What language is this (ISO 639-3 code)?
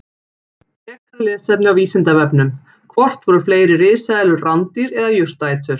isl